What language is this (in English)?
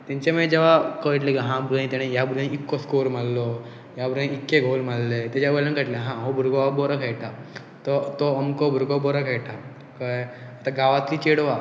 Konkani